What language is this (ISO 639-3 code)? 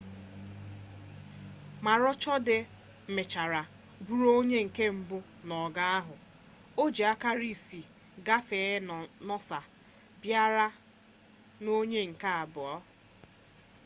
ibo